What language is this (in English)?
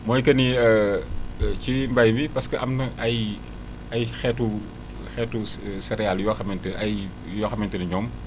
Wolof